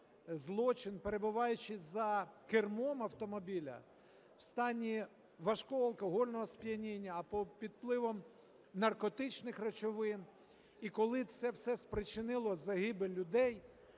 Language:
Ukrainian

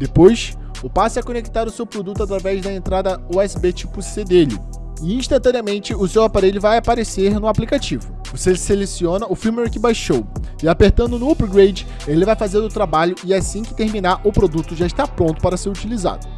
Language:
Portuguese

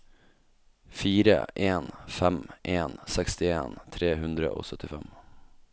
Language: Norwegian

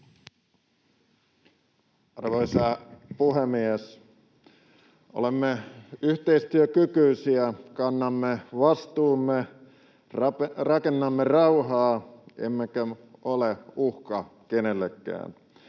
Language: Finnish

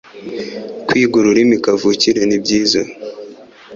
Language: Kinyarwanda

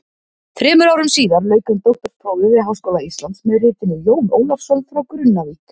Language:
Icelandic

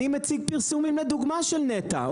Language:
Hebrew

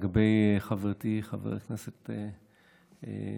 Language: Hebrew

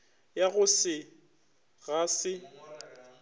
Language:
Northern Sotho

